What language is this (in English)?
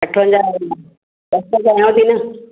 Sindhi